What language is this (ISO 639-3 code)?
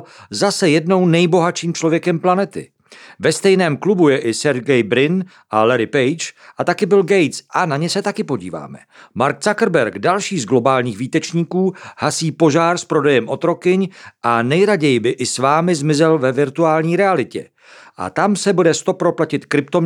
ces